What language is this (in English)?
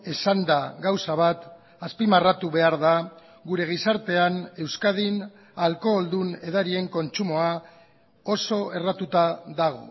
Basque